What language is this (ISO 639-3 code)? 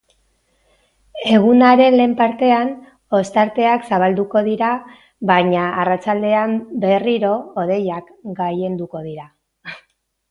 eus